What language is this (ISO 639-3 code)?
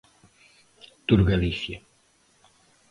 glg